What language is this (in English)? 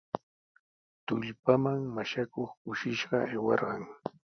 Sihuas Ancash Quechua